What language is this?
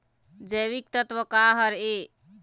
Chhattisgarhi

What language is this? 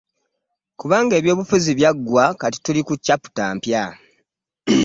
Ganda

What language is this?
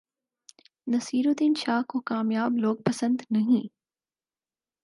Urdu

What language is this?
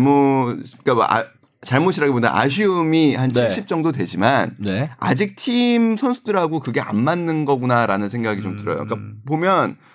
Korean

